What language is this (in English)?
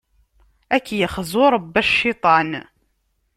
Kabyle